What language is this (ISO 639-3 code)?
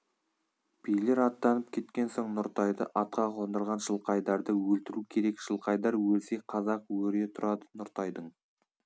kaz